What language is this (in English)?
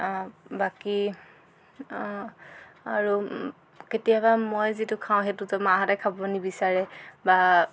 Assamese